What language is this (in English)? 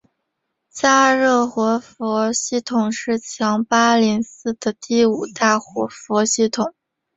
Chinese